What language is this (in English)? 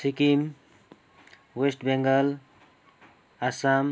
Nepali